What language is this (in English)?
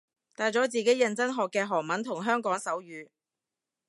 Cantonese